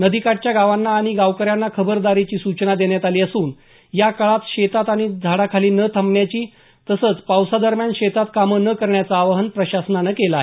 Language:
Marathi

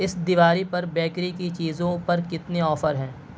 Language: Urdu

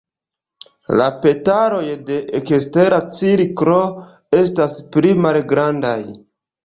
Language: Esperanto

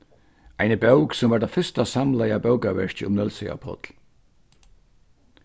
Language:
Faroese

